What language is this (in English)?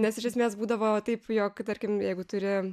Lithuanian